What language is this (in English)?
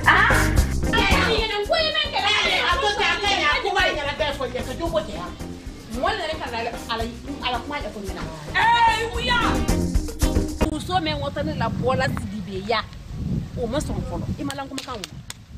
French